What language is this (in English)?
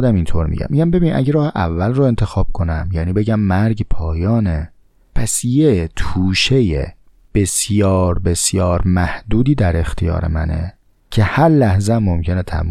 Persian